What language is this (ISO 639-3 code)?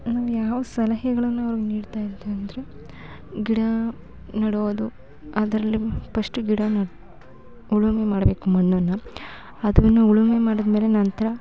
kan